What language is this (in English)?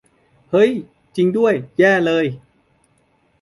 Thai